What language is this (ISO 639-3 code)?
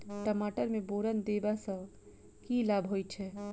mai